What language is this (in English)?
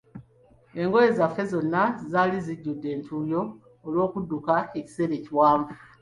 Ganda